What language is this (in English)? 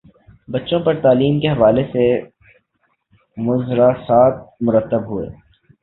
Urdu